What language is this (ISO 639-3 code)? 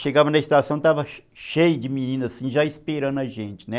por